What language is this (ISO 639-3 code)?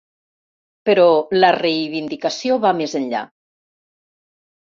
cat